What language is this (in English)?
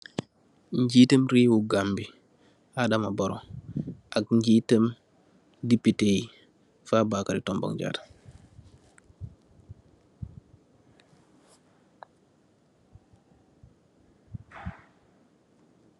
Wolof